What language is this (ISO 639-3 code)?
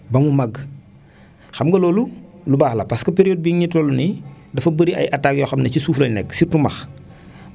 wol